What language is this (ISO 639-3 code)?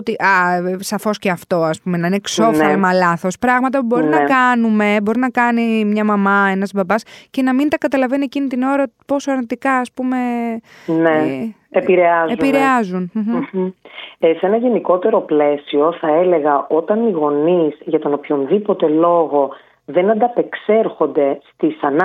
ell